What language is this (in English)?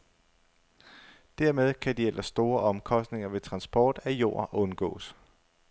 Danish